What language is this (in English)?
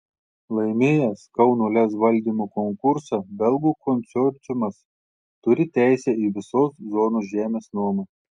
Lithuanian